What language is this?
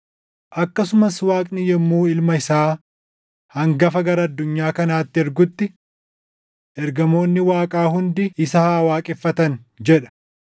Oromo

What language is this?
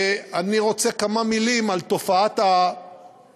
Hebrew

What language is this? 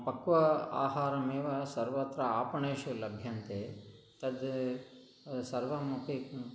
Sanskrit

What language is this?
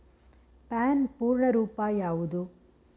Kannada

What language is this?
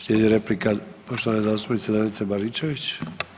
Croatian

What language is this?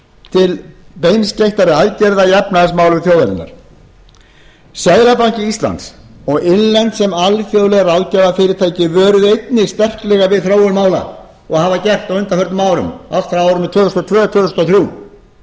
Icelandic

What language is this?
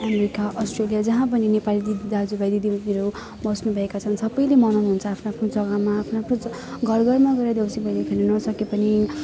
Nepali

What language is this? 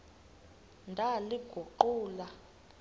Xhosa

